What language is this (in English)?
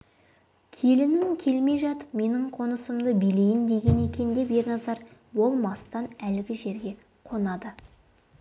Kazakh